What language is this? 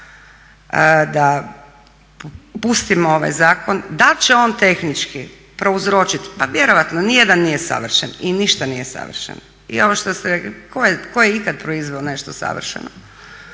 Croatian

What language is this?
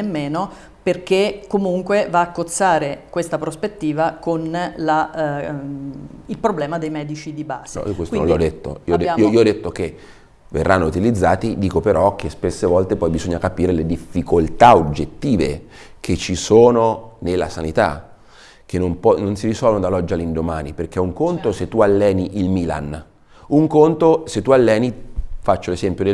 Italian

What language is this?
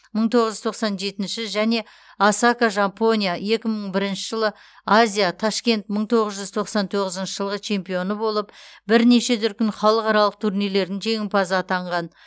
Kazakh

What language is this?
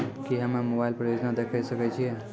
Maithili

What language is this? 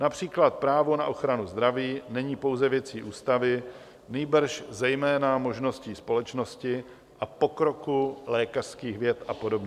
Czech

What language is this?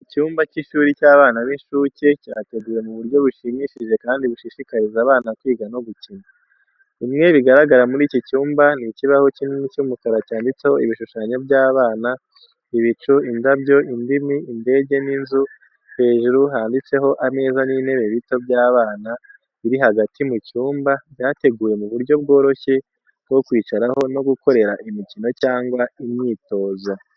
Kinyarwanda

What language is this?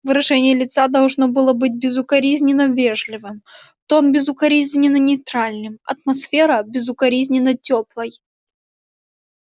Russian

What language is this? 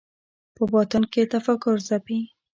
Pashto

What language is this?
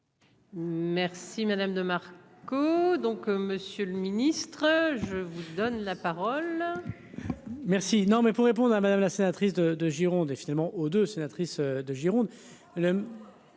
French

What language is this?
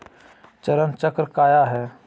Magahi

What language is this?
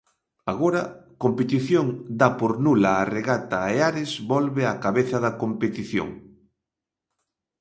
Galician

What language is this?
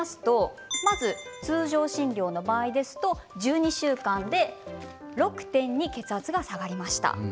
Japanese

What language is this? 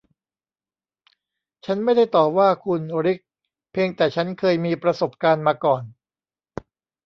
Thai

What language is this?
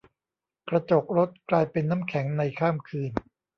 Thai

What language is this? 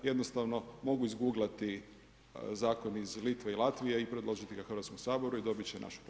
Croatian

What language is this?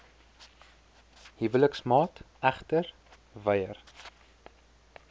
Afrikaans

